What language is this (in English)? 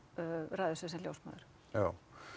Icelandic